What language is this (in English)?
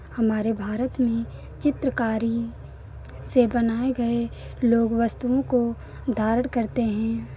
Hindi